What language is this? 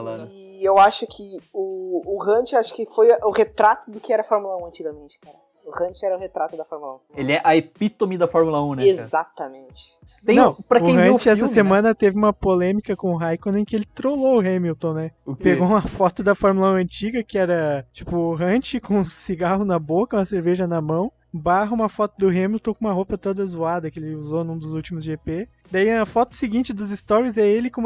Portuguese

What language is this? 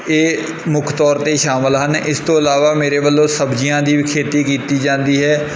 Punjabi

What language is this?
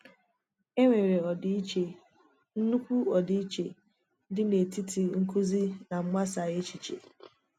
Igbo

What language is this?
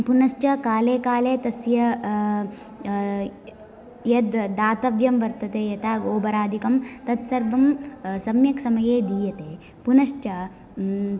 Sanskrit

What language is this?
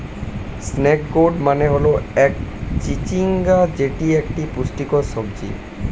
Bangla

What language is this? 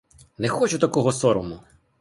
Ukrainian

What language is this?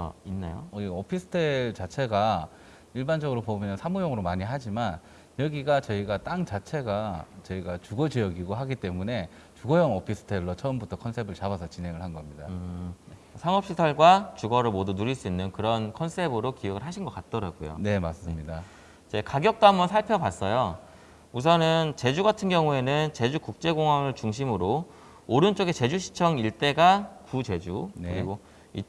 Korean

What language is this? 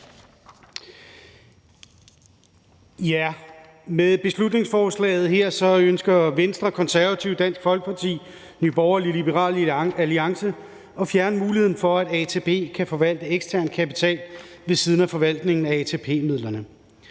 Danish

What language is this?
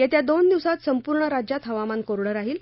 Marathi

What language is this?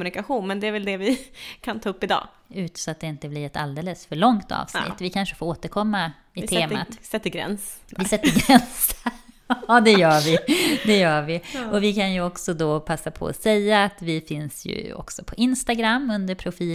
Swedish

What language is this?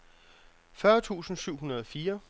Danish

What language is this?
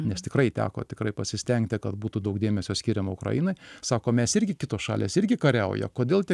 Lithuanian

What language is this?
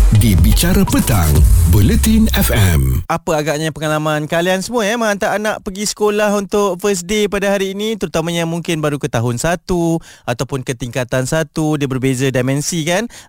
Malay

